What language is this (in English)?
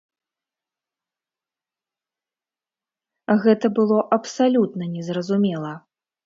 Belarusian